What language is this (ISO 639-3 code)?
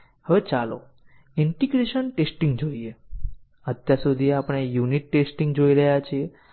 guj